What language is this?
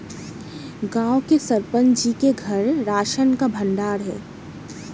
Hindi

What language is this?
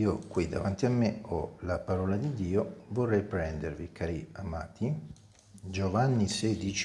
Italian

